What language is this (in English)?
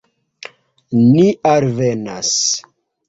Esperanto